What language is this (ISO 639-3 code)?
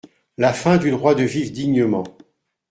fra